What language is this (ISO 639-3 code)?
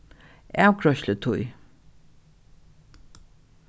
fao